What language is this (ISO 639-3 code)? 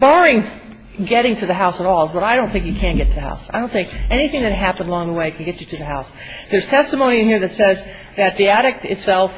eng